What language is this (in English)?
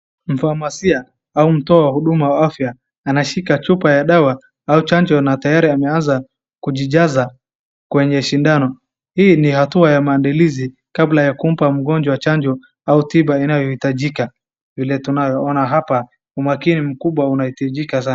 Swahili